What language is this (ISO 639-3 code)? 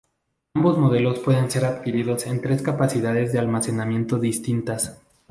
spa